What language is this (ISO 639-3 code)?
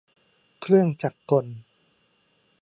tha